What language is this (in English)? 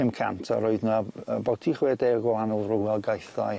Welsh